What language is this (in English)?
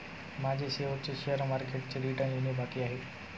Marathi